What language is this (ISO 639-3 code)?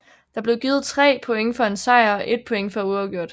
dan